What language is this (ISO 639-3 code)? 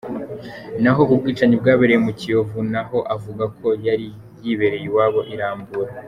kin